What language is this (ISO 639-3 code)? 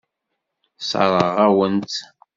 kab